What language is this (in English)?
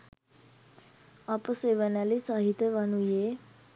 Sinhala